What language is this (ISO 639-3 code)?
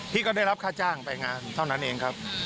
tha